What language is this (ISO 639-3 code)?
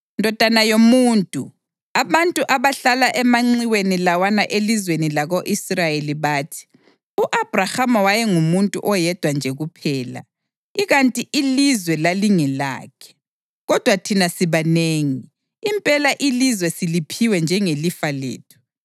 nde